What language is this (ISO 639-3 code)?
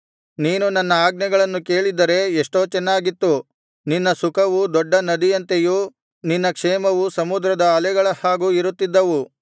kan